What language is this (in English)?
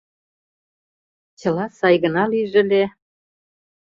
Mari